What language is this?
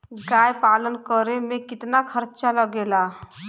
Bhojpuri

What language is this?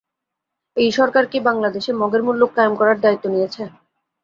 Bangla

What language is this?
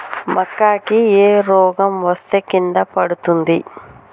Telugu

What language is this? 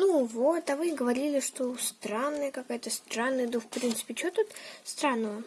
Russian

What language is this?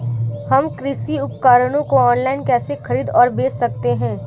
Hindi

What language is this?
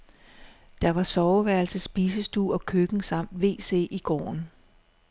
Danish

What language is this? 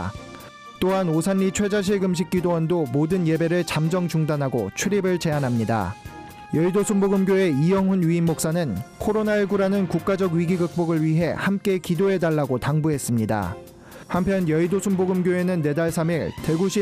Korean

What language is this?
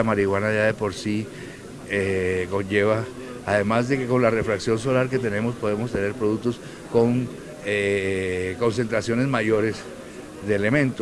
Spanish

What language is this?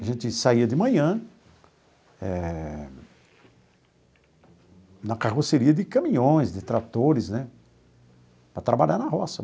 Portuguese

